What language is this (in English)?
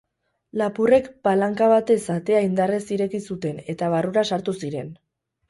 Basque